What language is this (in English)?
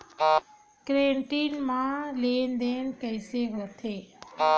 Chhattisgarhi